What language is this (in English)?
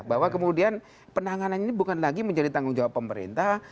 Indonesian